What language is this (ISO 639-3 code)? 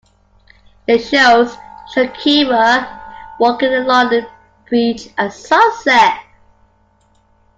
eng